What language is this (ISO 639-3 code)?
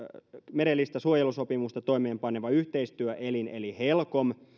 fin